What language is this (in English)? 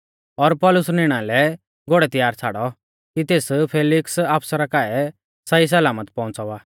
Mahasu Pahari